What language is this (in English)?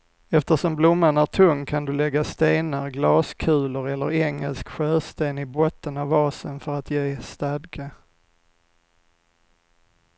Swedish